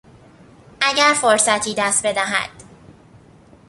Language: Persian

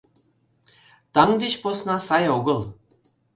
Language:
Mari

